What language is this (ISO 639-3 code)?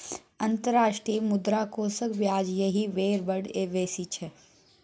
mai